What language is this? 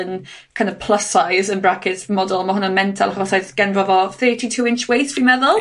Welsh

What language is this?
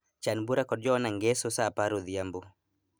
Luo (Kenya and Tanzania)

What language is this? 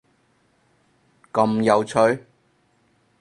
Cantonese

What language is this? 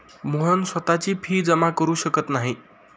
Marathi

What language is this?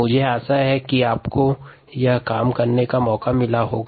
Hindi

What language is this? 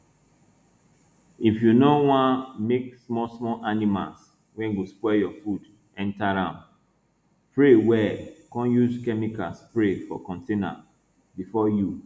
Nigerian Pidgin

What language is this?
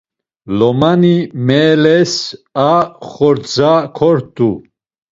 Laz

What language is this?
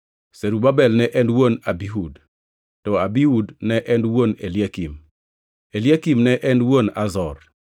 Luo (Kenya and Tanzania)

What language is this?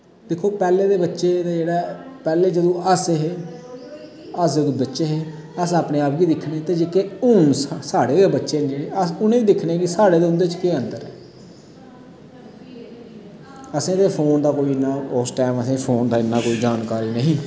Dogri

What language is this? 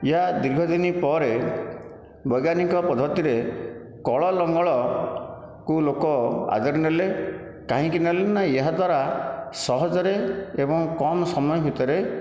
Odia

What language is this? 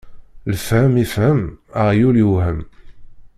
Kabyle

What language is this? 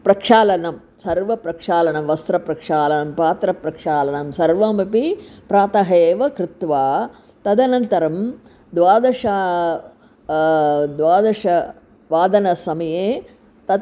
Sanskrit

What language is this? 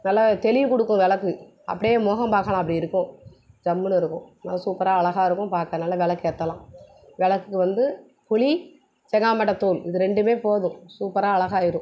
Tamil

